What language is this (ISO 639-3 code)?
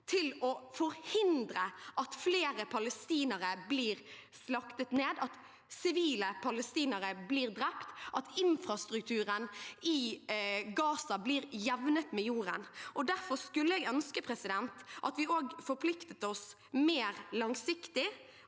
nor